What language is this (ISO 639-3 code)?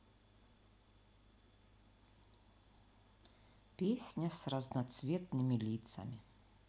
rus